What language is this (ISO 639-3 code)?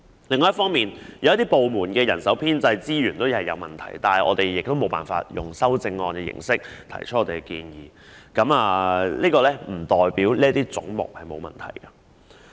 yue